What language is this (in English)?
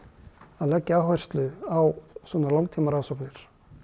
Icelandic